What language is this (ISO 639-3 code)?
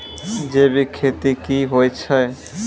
mai